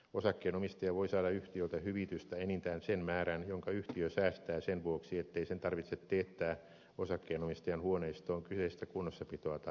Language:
Finnish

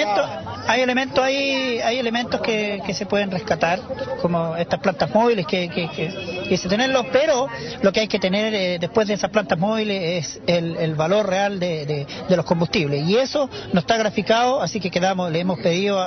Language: Spanish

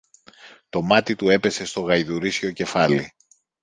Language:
Greek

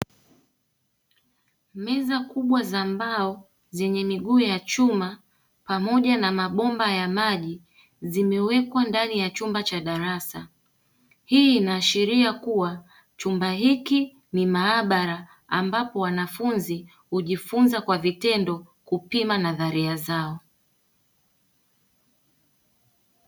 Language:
Swahili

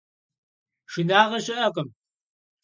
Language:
Kabardian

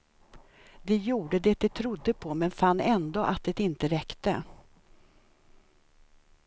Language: Swedish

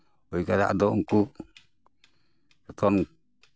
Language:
Santali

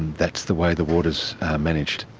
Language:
English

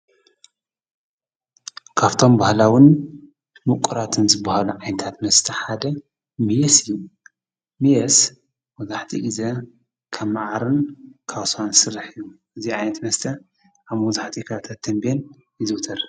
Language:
Tigrinya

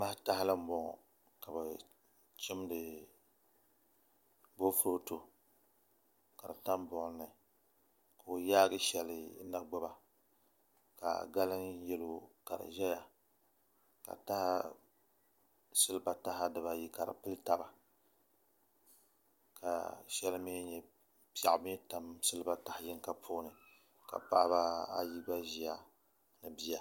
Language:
Dagbani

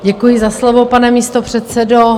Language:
Czech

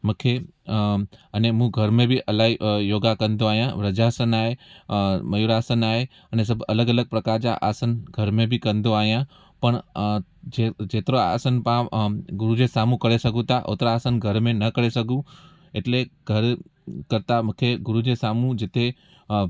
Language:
Sindhi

